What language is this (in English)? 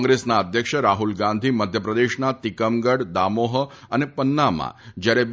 Gujarati